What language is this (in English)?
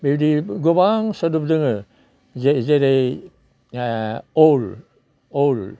Bodo